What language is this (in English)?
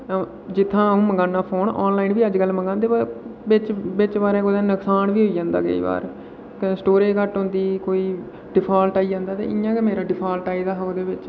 Dogri